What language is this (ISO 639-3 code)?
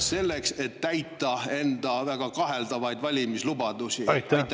est